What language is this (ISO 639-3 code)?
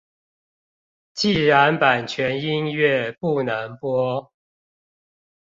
zho